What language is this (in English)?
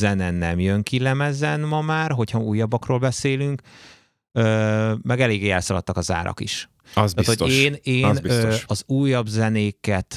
Hungarian